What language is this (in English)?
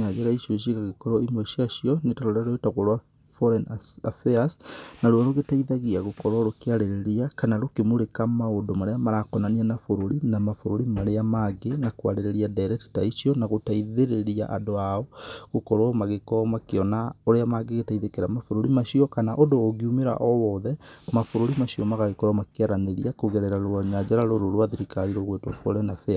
Kikuyu